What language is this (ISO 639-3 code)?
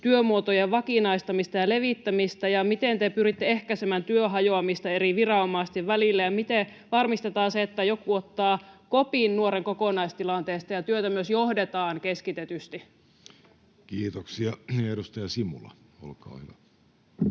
fin